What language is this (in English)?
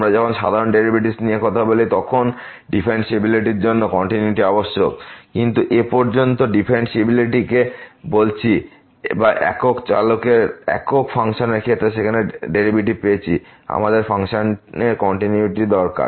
Bangla